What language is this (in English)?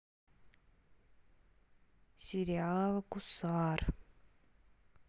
Russian